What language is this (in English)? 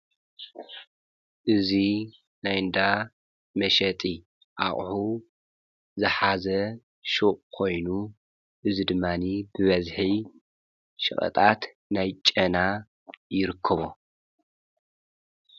Tigrinya